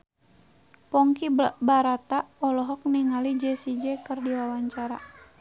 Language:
Sundanese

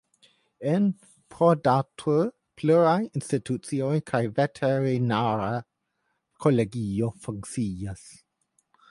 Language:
Esperanto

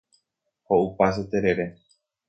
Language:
Guarani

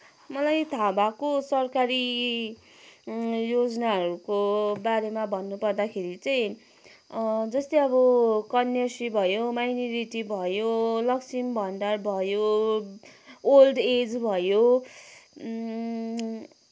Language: Nepali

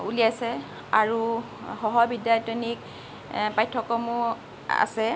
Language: Assamese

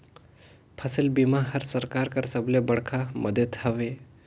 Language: Chhattisgarhi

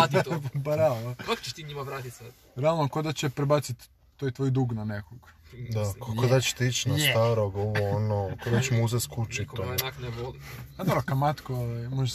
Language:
Croatian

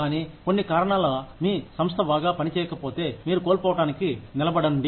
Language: Telugu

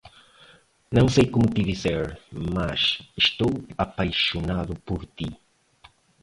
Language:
Portuguese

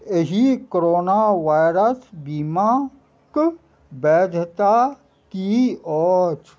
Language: Maithili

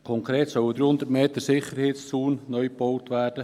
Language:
Swiss German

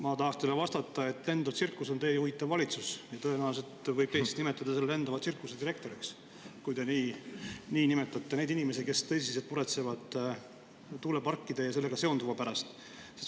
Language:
Estonian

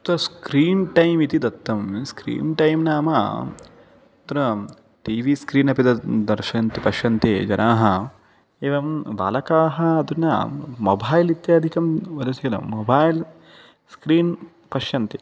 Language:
Sanskrit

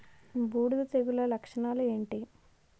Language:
Telugu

